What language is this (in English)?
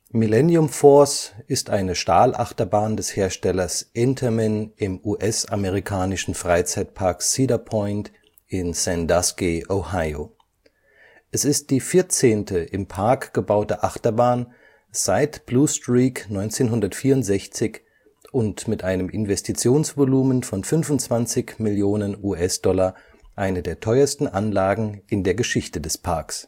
German